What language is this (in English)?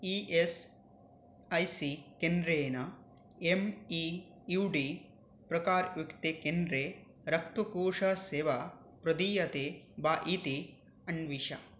Sanskrit